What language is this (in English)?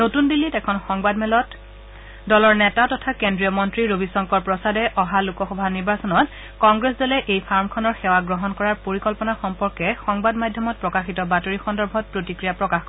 Assamese